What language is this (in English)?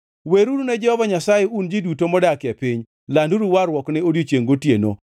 Luo (Kenya and Tanzania)